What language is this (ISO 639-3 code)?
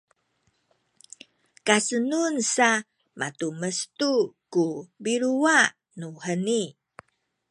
szy